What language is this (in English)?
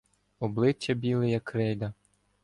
Ukrainian